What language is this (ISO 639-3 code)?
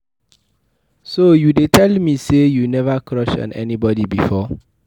pcm